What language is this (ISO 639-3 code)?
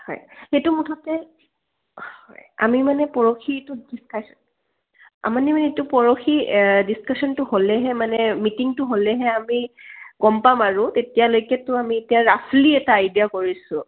asm